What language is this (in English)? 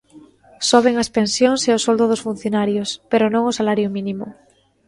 Galician